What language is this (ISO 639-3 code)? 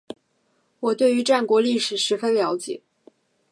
zho